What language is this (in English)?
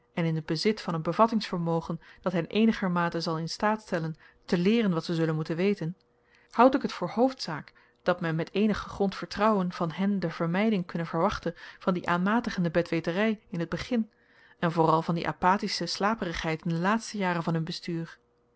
Dutch